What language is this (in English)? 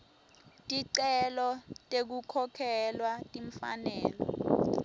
Swati